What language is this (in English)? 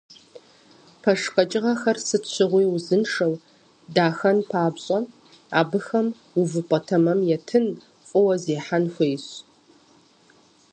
Kabardian